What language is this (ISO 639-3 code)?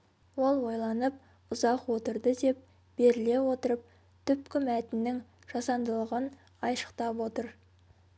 kaz